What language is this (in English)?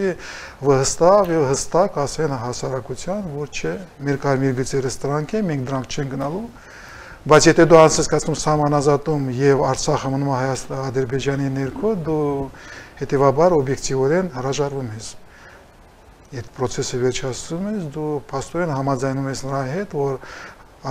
Romanian